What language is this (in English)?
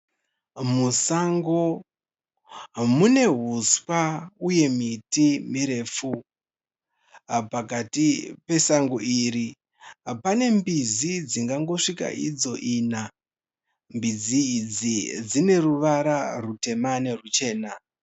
Shona